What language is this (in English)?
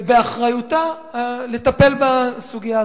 Hebrew